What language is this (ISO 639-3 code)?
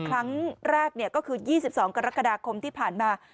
tha